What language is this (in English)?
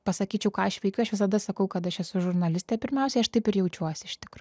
Lithuanian